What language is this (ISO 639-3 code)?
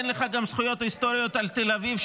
heb